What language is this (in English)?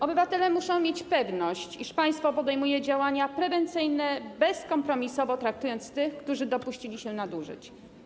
Polish